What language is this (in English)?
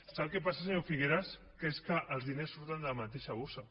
Catalan